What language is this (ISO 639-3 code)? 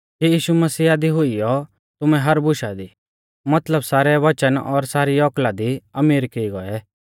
bfz